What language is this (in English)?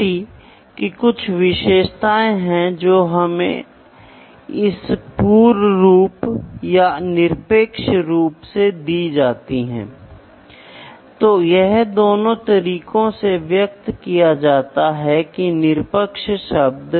Hindi